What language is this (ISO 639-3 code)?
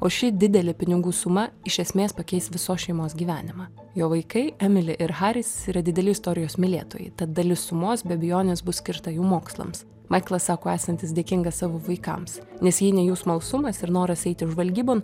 lit